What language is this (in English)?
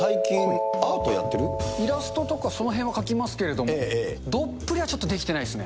Japanese